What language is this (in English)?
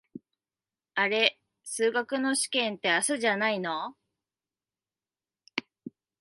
Japanese